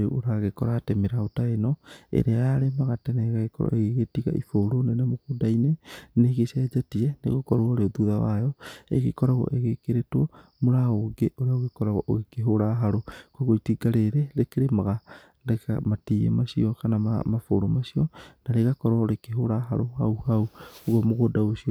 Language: Kikuyu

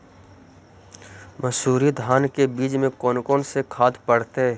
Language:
Magahi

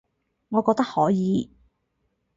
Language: Cantonese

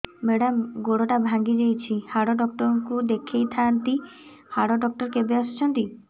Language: Odia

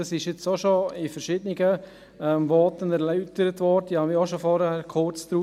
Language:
Swiss German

